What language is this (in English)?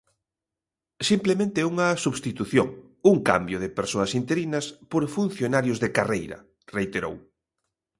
Galician